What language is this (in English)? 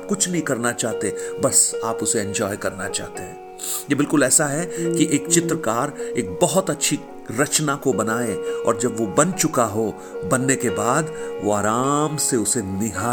Hindi